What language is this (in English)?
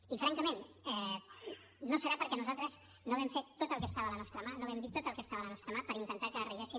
Catalan